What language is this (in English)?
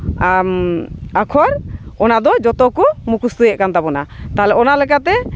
Santali